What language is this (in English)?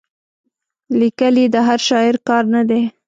Pashto